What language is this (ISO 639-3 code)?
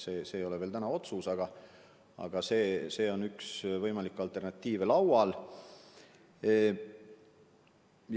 est